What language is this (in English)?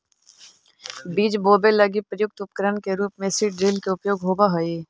Magahi